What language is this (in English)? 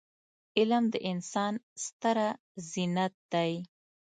Pashto